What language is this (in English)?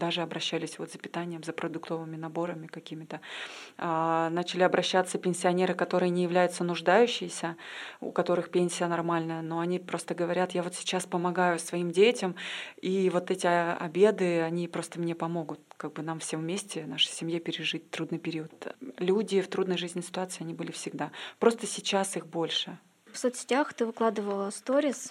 Russian